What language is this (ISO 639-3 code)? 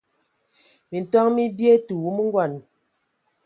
ewo